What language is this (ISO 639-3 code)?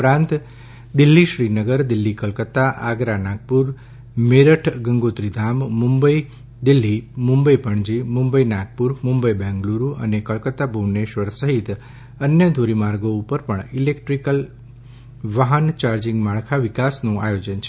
guj